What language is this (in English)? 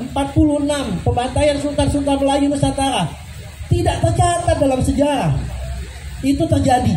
Indonesian